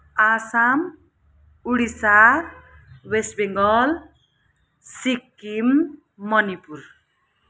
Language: Nepali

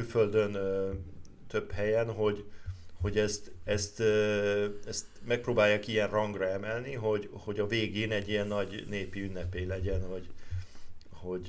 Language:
Hungarian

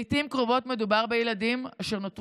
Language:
Hebrew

